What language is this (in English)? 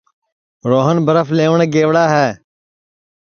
Sansi